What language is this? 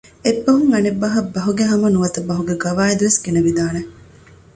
Divehi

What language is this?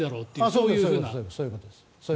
Japanese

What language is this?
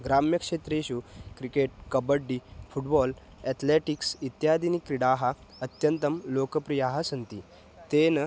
Sanskrit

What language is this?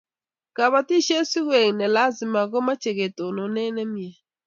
Kalenjin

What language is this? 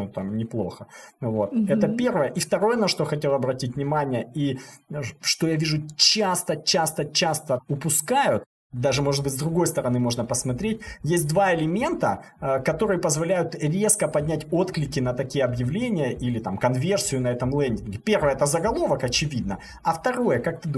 Russian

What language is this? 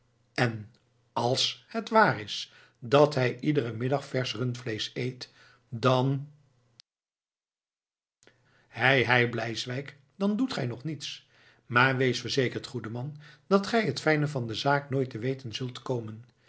Dutch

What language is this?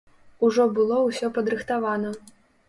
Belarusian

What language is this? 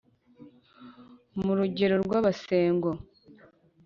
Kinyarwanda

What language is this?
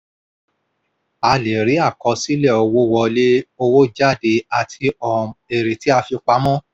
Yoruba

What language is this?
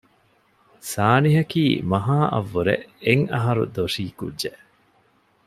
Divehi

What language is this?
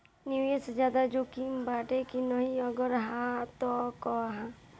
Bhojpuri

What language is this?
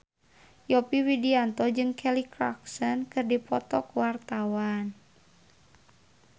Sundanese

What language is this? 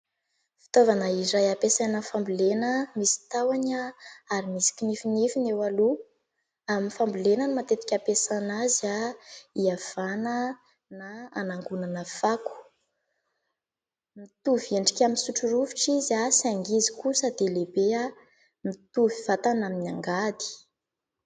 Malagasy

